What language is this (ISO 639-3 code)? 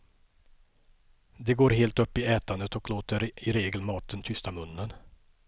swe